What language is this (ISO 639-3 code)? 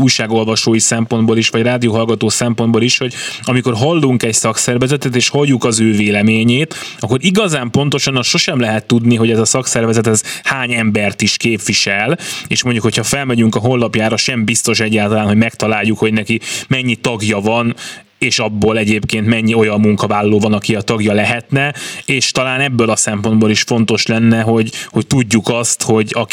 hun